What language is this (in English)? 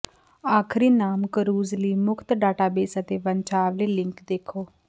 Punjabi